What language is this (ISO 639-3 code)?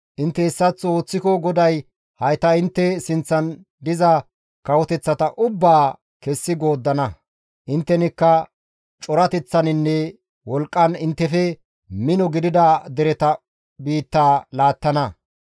gmv